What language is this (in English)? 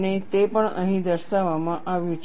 Gujarati